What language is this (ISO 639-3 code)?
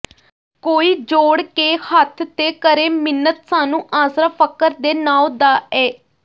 pan